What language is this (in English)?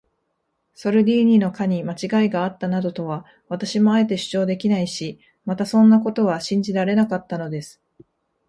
Japanese